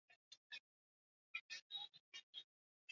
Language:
Swahili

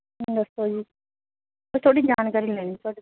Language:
Punjabi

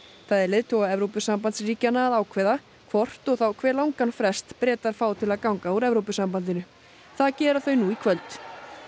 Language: Icelandic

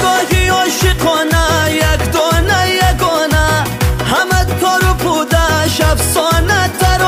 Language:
Persian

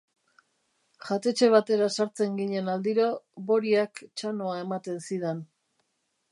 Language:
Basque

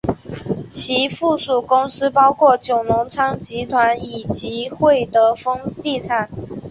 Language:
Chinese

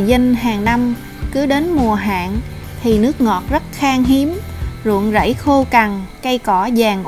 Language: Vietnamese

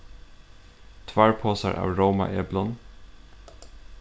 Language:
Faroese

